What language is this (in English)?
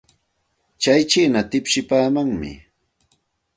Santa Ana de Tusi Pasco Quechua